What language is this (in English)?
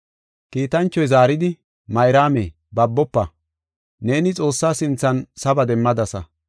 Gofa